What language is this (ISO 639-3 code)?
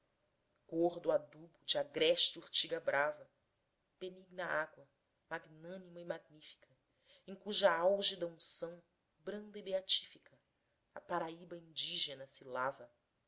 por